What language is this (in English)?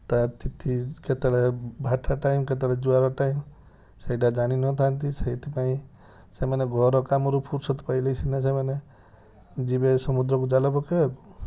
Odia